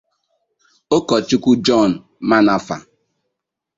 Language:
Igbo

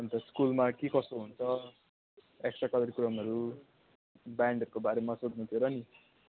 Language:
Nepali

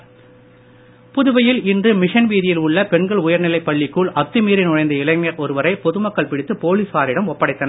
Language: Tamil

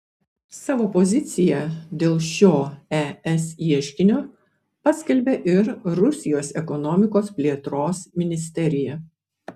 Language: Lithuanian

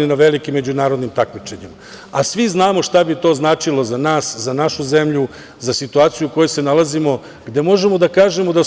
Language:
Serbian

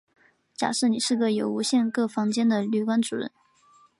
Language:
Chinese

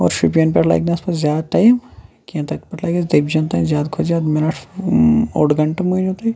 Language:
Kashmiri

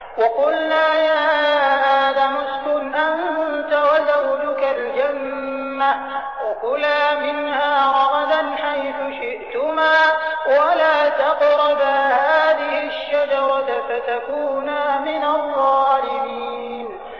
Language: Arabic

